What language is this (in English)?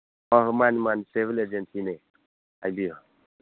Manipuri